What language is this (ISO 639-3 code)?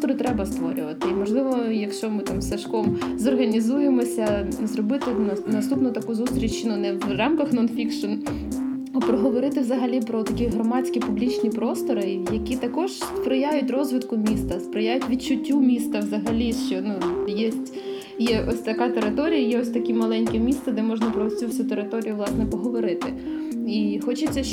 ukr